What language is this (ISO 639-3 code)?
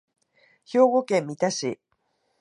jpn